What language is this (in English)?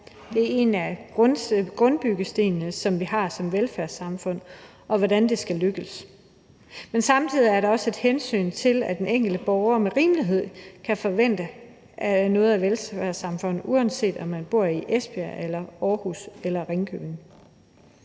Danish